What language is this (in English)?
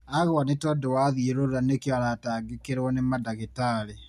Kikuyu